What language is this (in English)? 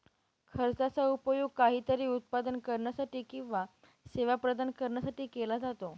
Marathi